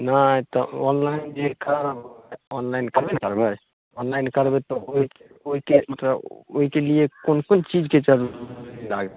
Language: Maithili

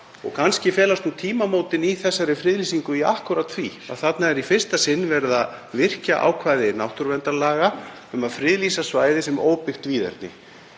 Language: Icelandic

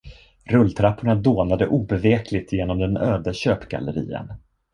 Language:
Swedish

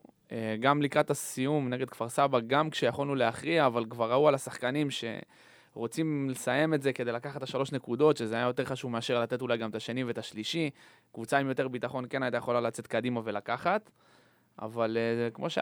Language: Hebrew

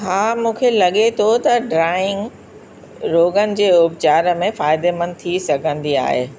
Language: Sindhi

